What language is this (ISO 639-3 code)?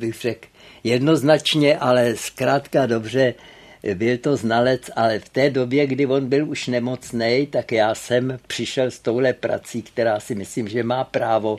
ces